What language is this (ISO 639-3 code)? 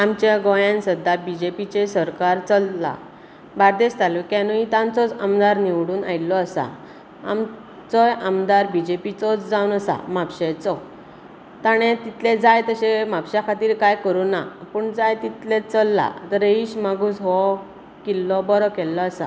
kok